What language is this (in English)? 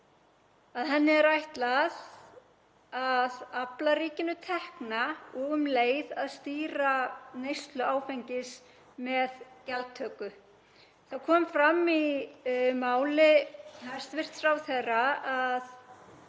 Icelandic